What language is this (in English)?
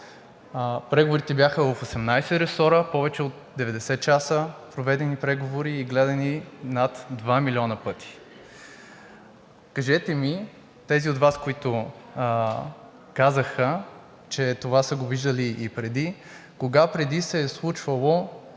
Bulgarian